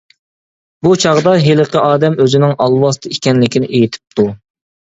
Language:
Uyghur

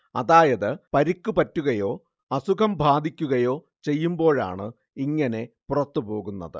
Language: Malayalam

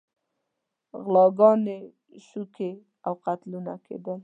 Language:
Pashto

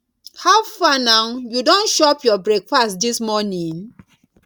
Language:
Nigerian Pidgin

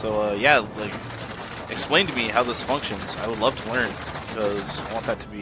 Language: English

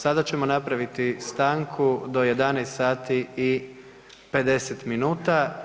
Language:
Croatian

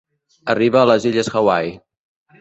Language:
Catalan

